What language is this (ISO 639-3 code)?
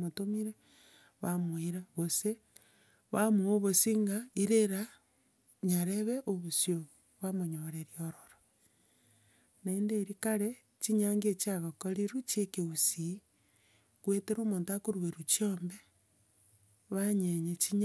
guz